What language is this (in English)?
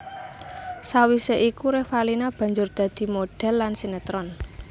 Javanese